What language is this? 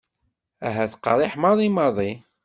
Kabyle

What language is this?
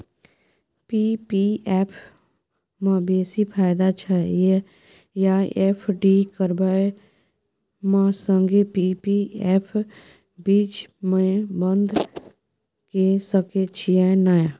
Maithili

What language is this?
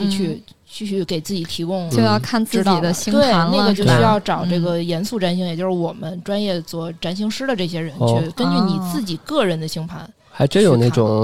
Chinese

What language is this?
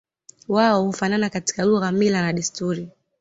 Swahili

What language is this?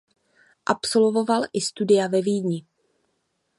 Czech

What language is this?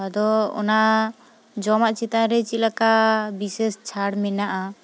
Santali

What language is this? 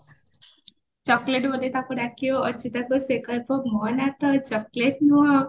Odia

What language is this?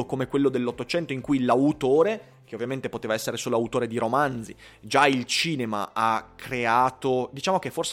Italian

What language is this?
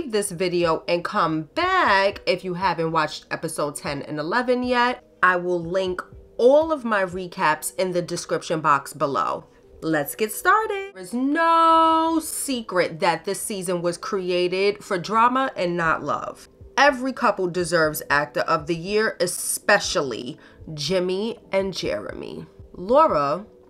English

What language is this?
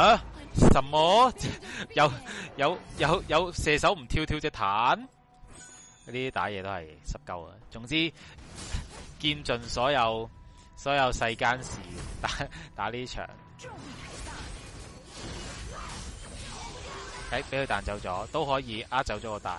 Chinese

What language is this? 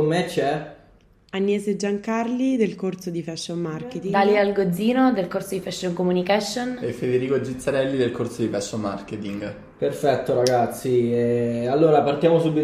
Italian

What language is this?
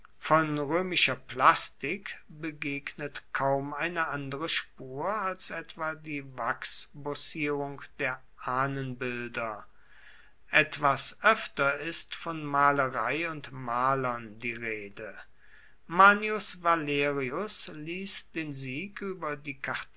German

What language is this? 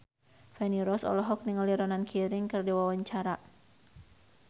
Sundanese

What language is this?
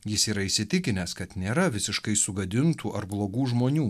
Lithuanian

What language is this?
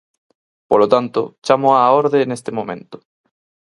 Galician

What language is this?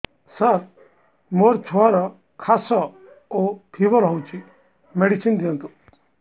Odia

